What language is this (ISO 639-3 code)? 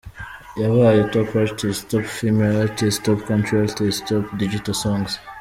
kin